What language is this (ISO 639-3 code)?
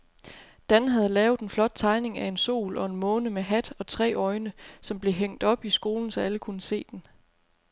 dan